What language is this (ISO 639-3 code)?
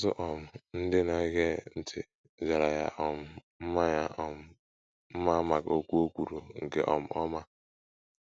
ibo